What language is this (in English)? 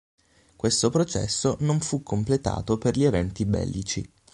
Italian